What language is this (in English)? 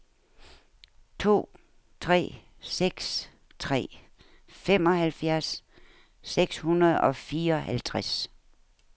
Danish